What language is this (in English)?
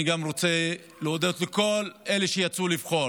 Hebrew